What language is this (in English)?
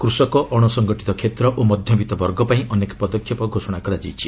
Odia